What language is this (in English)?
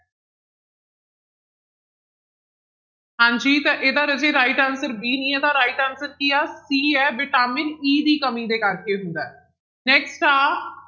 Punjabi